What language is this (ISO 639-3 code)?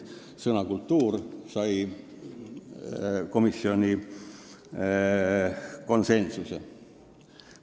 est